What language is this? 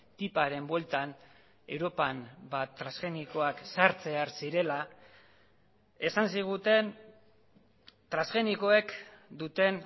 Basque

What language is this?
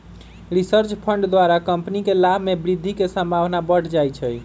Magahi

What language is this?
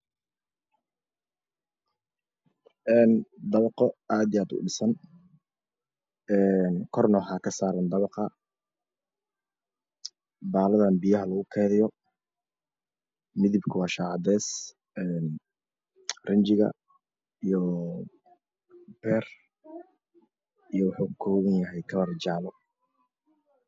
Somali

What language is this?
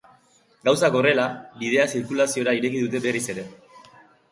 Basque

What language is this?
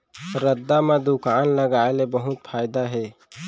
Chhattisgarhi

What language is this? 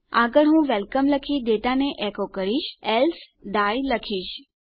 Gujarati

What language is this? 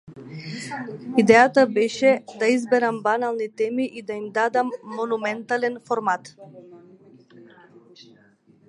Macedonian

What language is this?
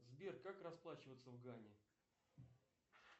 Russian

